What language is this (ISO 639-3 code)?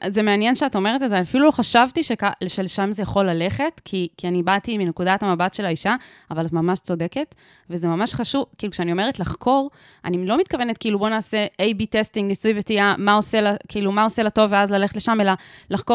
heb